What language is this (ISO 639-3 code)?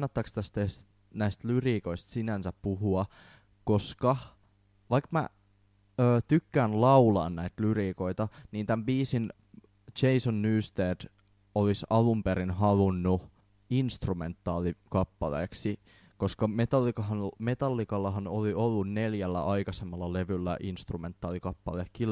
fin